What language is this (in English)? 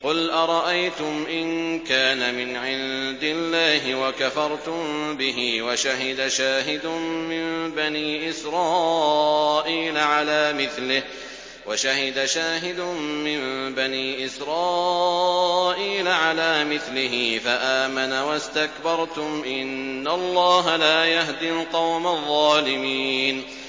Arabic